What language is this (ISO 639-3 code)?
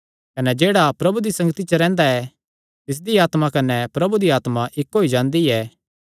xnr